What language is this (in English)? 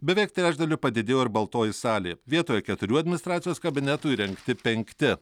Lithuanian